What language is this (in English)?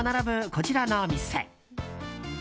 Japanese